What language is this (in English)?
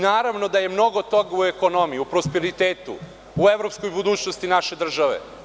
Serbian